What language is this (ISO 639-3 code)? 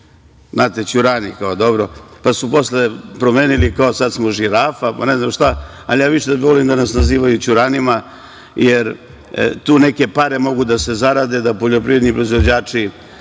srp